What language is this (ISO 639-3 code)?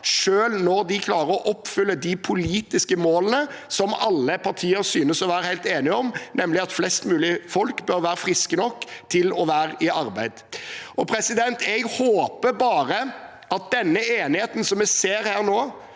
nor